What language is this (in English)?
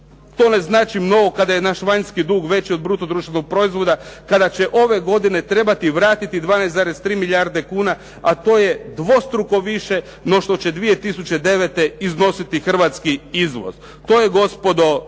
Croatian